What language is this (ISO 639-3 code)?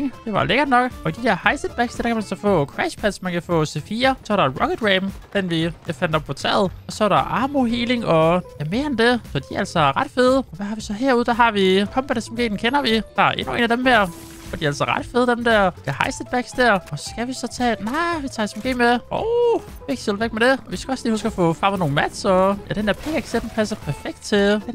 dan